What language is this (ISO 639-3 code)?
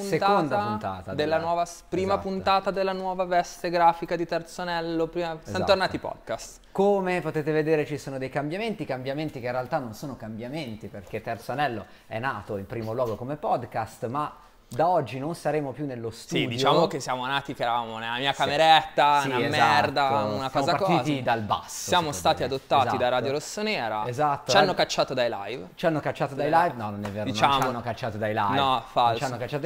ita